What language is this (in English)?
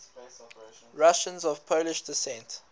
English